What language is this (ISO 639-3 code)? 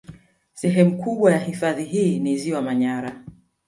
swa